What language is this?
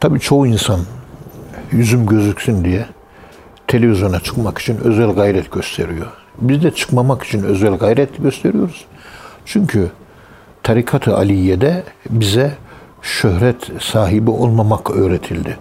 Turkish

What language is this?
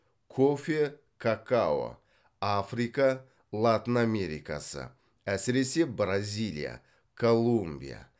Kazakh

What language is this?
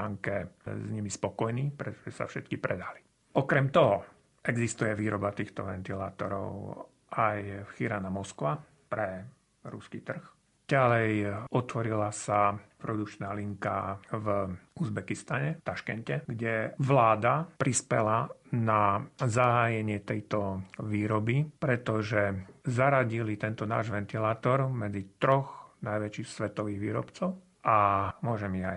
Slovak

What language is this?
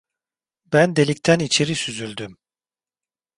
Turkish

